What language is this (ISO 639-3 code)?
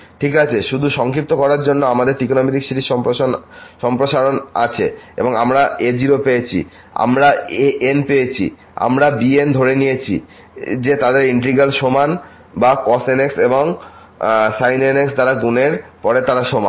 ben